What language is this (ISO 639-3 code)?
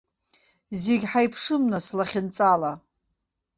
abk